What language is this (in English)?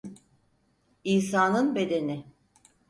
Turkish